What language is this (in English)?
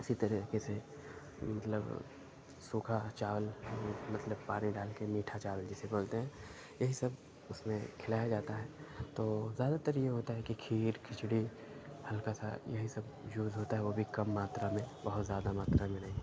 Urdu